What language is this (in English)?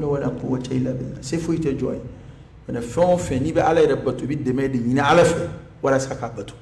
Arabic